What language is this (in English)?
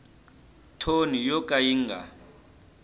Tsonga